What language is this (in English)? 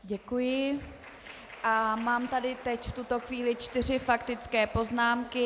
Czech